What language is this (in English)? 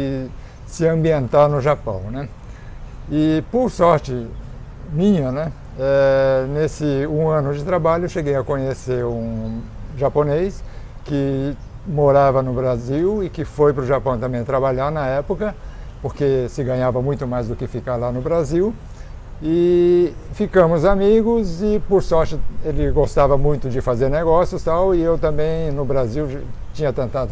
Portuguese